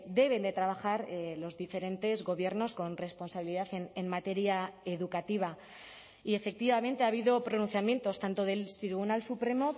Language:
Spanish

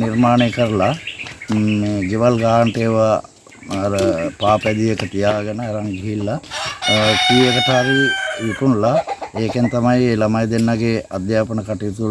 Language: Sinhala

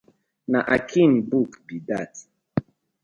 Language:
Nigerian Pidgin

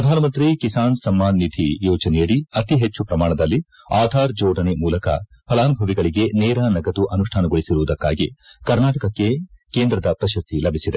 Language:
Kannada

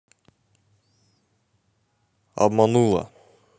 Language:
Russian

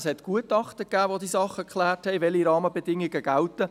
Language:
Swiss German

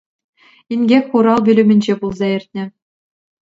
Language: Chuvash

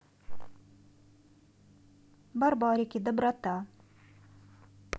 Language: Russian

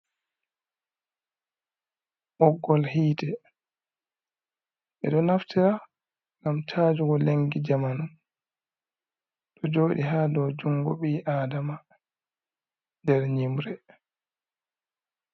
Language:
Fula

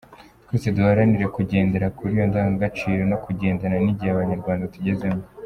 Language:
Kinyarwanda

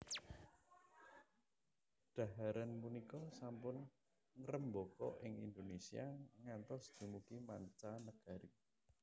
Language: Javanese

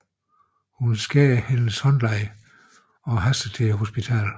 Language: Danish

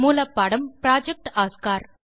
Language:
Tamil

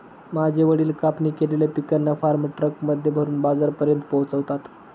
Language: Marathi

